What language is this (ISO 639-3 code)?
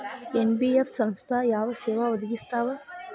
kan